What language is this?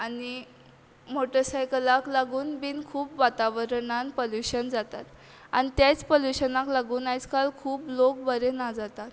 Konkani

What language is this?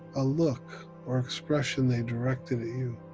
English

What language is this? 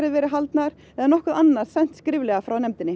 Icelandic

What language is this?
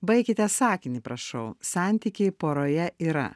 Lithuanian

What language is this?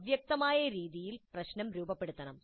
Malayalam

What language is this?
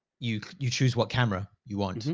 English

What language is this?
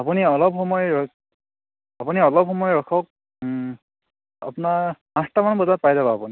Assamese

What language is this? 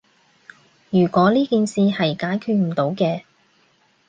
Cantonese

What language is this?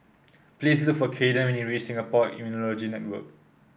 English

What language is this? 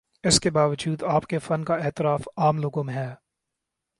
Urdu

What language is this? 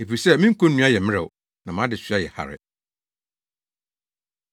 Akan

